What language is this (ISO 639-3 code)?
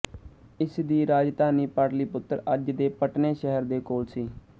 pan